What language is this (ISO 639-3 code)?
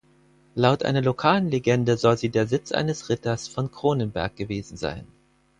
deu